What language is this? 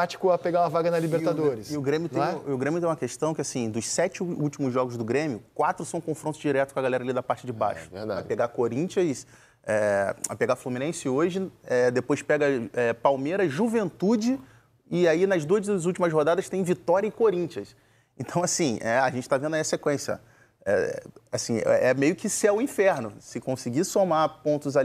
Portuguese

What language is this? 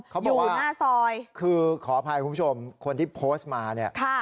Thai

